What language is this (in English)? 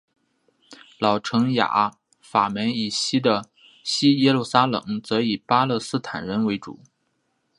Chinese